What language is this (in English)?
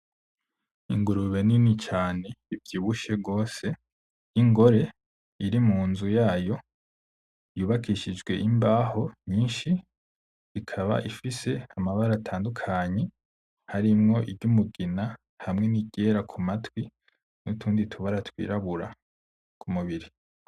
Rundi